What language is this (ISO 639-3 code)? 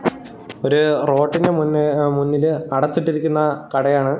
mal